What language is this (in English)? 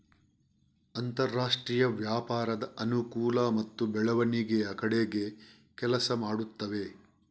Kannada